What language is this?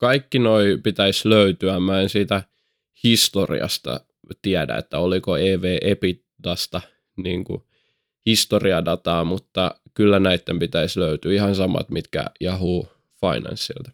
Finnish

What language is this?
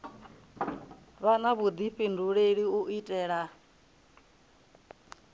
Venda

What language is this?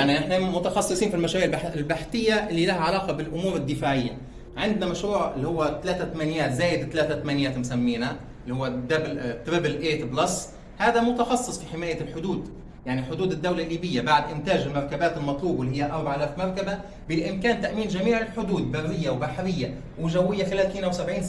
Arabic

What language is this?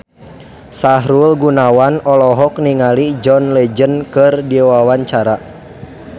Sundanese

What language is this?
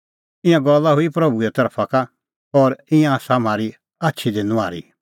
Kullu Pahari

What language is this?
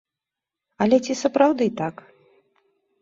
Belarusian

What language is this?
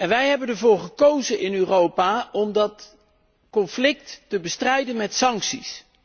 Dutch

